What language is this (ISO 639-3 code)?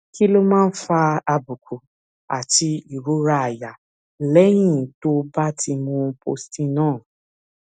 yor